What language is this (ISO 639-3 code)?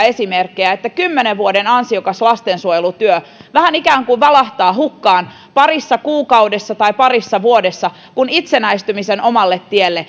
fin